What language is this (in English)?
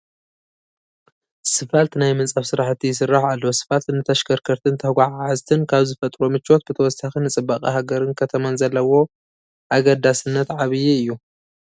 Tigrinya